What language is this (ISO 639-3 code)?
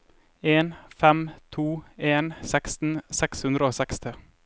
nor